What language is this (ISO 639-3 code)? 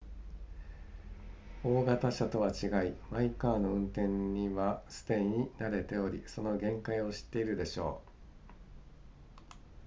jpn